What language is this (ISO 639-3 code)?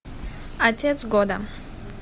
rus